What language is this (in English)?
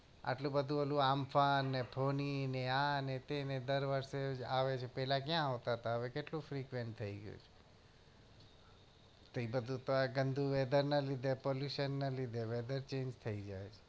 Gujarati